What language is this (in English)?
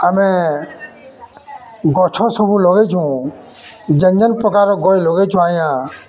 Odia